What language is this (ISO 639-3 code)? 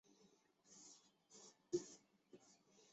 zho